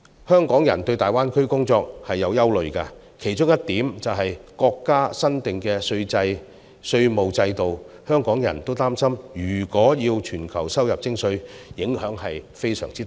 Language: Cantonese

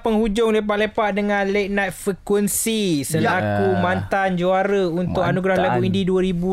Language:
Malay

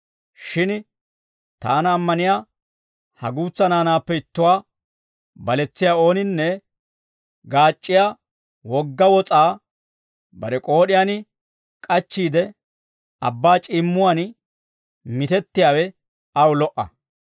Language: Dawro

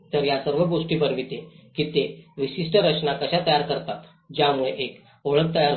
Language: Marathi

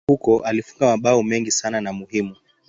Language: Swahili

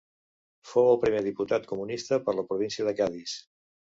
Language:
Catalan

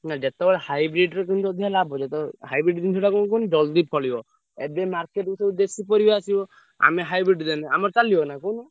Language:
Odia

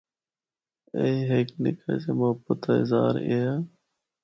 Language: Northern Hindko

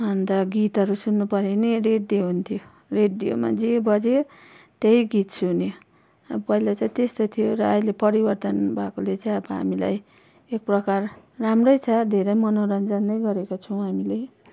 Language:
Nepali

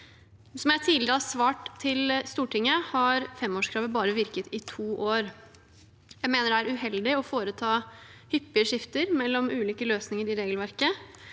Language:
Norwegian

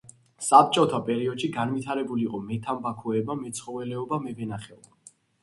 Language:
Georgian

